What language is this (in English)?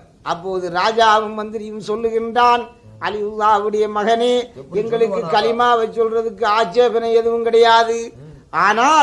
Tamil